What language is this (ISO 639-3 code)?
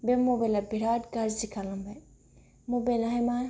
brx